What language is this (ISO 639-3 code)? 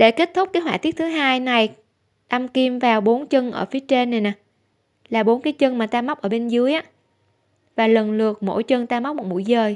vie